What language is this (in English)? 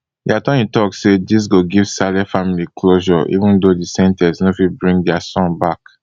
Nigerian Pidgin